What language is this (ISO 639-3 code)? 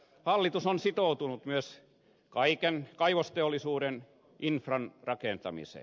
fin